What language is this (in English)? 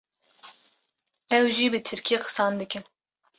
Kurdish